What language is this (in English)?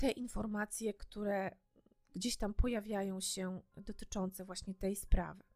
Polish